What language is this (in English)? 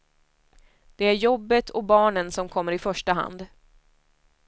Swedish